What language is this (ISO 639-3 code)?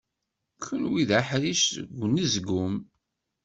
kab